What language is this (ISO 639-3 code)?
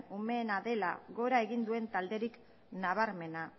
eus